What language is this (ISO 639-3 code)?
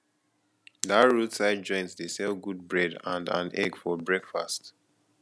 pcm